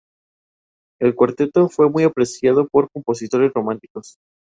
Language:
Spanish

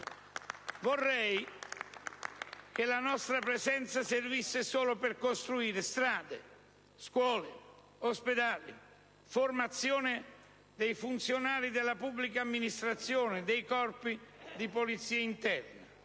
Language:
Italian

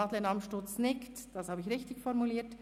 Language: Swiss German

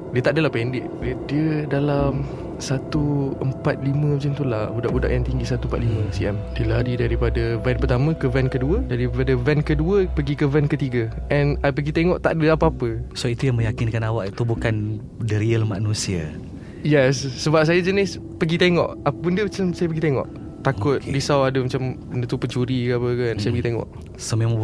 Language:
Malay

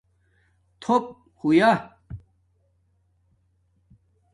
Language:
Domaaki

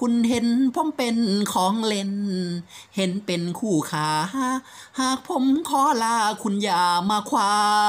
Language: Thai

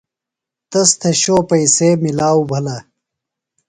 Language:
Phalura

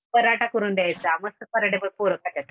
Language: Marathi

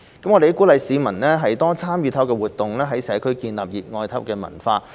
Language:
Cantonese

